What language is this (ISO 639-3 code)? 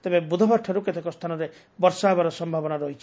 ori